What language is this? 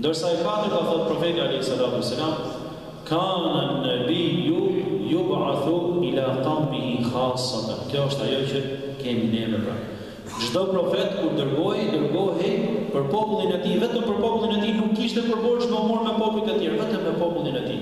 Ukrainian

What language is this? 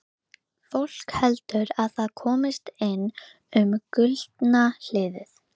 Icelandic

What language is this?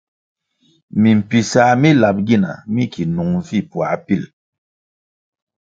Kwasio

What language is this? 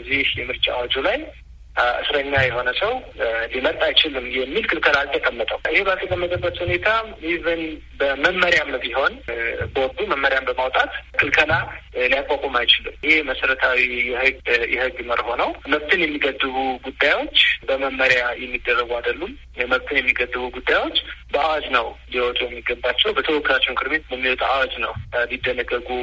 Amharic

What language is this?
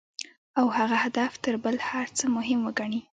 Pashto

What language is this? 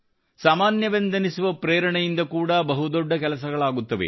Kannada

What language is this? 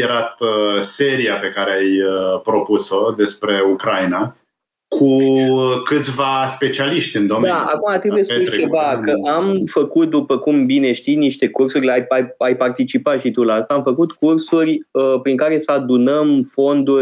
Romanian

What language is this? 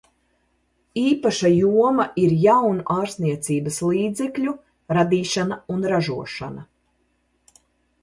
Latvian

